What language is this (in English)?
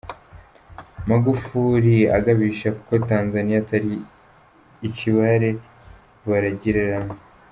Kinyarwanda